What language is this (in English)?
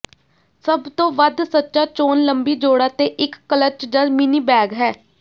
Punjabi